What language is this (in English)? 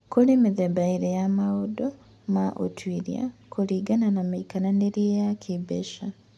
Kikuyu